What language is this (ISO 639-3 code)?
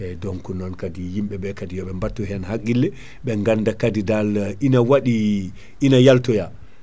ful